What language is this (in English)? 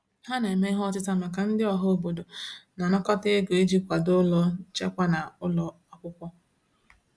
Igbo